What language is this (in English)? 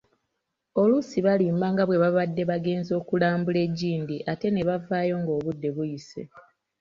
Ganda